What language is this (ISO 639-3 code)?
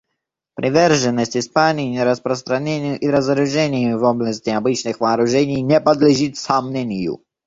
rus